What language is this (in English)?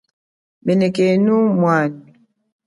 Chokwe